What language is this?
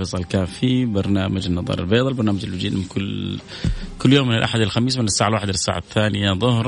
Arabic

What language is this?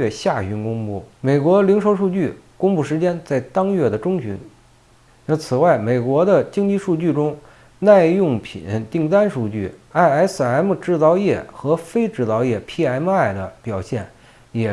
Chinese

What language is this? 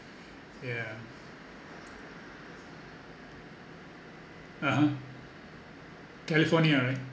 English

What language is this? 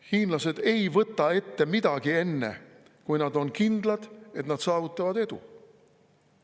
Estonian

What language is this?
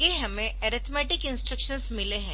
Hindi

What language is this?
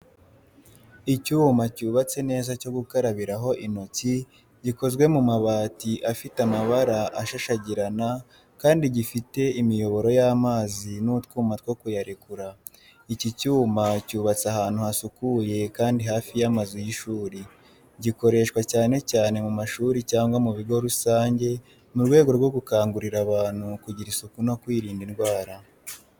Kinyarwanda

